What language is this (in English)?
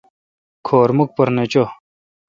Kalkoti